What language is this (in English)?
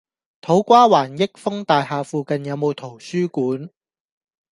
Cantonese